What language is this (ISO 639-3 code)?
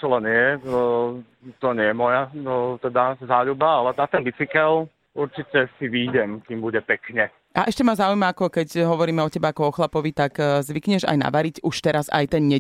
slk